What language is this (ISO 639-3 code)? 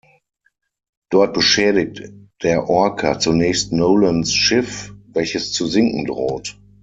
deu